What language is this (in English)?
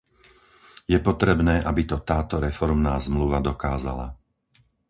Slovak